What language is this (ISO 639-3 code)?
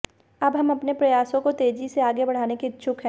hin